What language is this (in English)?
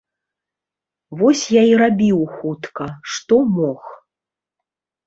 Belarusian